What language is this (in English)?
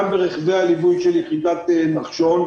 Hebrew